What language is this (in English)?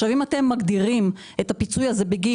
Hebrew